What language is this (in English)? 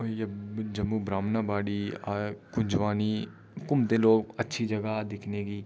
Dogri